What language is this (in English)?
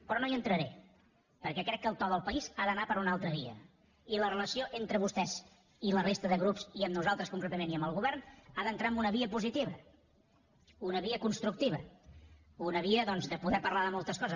Catalan